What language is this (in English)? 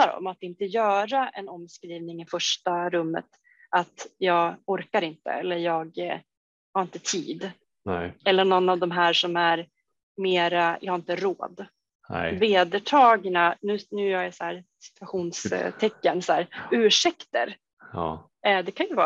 Swedish